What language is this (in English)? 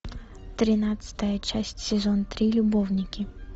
Russian